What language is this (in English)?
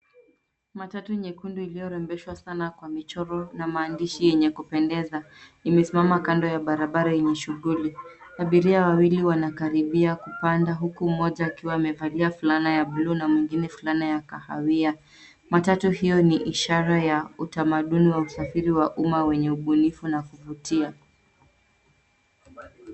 Swahili